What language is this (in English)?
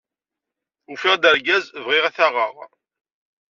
Kabyle